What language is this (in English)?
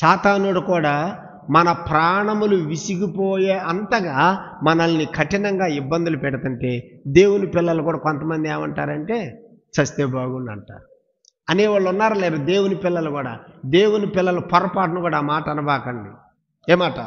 Telugu